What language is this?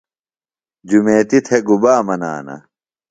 Phalura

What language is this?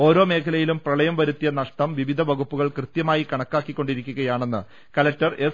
Malayalam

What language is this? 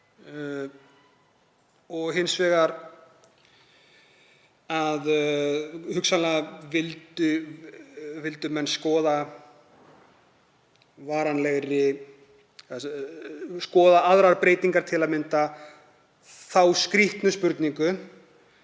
Icelandic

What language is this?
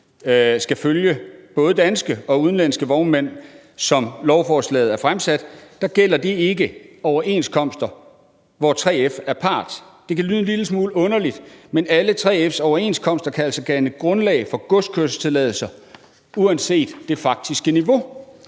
Danish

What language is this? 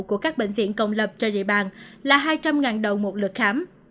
Vietnamese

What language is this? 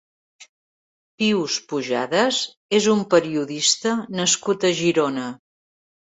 Catalan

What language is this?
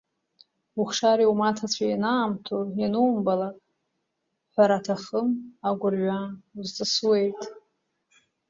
Abkhazian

